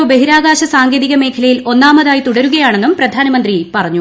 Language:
Malayalam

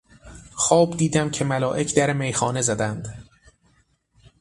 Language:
Persian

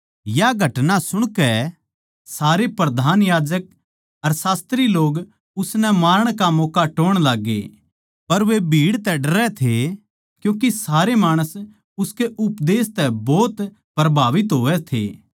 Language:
Haryanvi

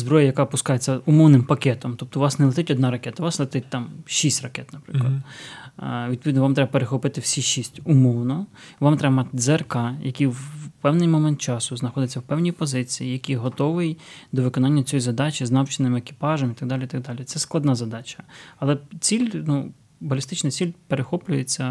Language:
Ukrainian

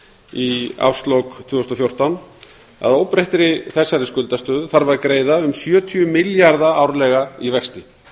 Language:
Icelandic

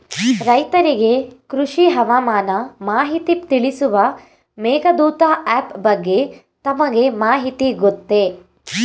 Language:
Kannada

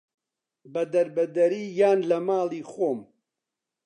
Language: Central Kurdish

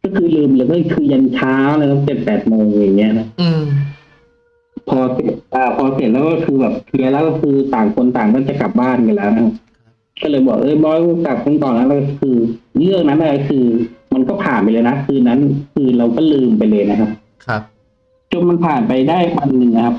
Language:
Thai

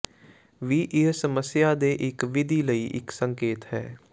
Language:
Punjabi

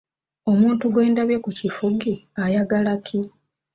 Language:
Ganda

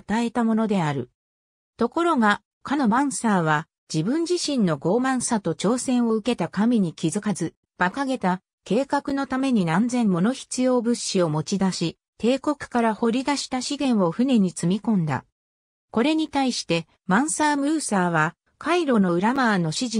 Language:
Japanese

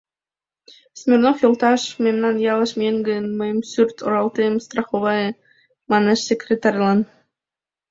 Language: Mari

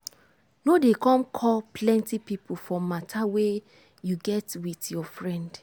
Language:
Nigerian Pidgin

